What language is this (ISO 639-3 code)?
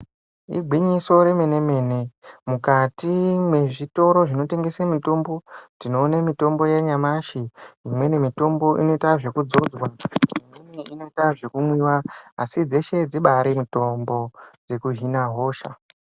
ndc